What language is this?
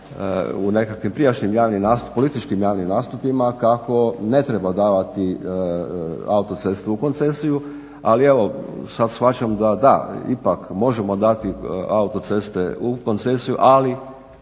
Croatian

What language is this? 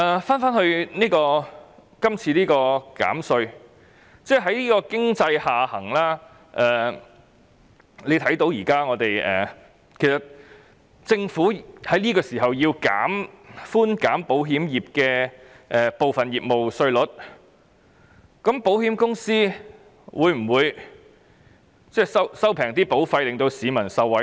Cantonese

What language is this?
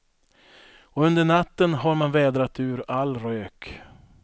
Swedish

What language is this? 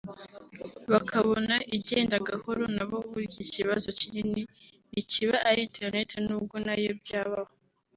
Kinyarwanda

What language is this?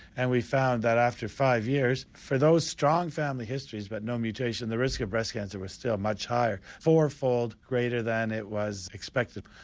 English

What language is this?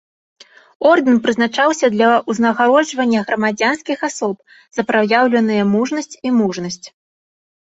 Belarusian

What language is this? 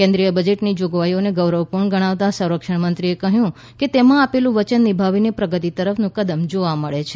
Gujarati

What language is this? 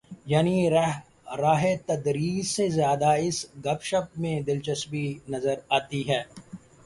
Urdu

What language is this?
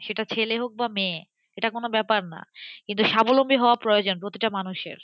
Bangla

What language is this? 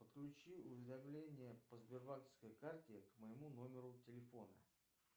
Russian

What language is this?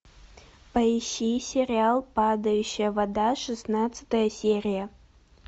Russian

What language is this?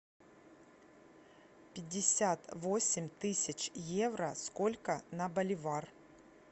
Russian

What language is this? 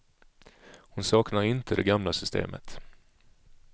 Swedish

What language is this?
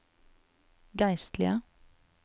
Norwegian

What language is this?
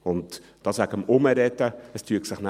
Swiss German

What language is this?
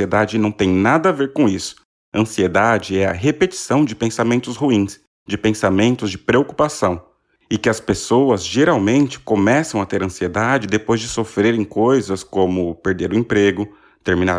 Portuguese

